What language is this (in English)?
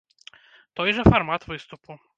Belarusian